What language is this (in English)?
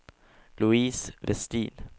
Swedish